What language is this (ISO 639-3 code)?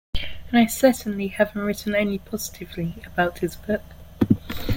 eng